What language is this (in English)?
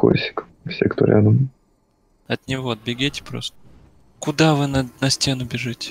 Russian